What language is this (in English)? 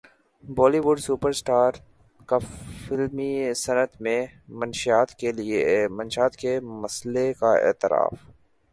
Urdu